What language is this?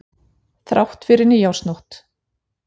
Icelandic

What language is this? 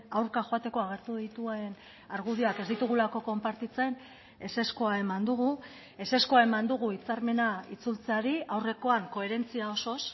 Basque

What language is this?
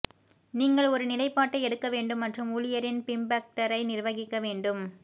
Tamil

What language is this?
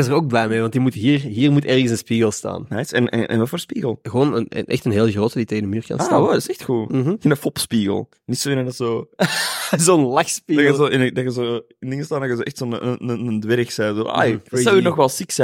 Dutch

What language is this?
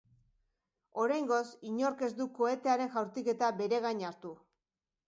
Basque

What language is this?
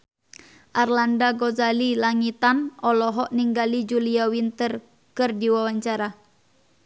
Sundanese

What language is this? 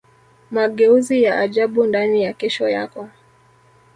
Swahili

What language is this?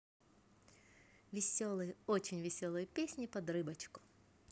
Russian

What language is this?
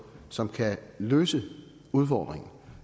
Danish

